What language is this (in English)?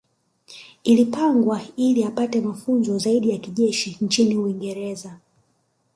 Swahili